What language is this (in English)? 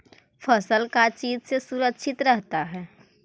Magahi